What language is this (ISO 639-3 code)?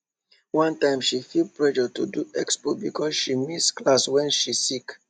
pcm